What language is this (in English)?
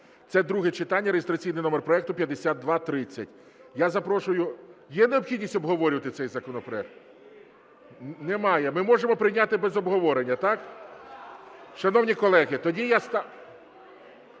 Ukrainian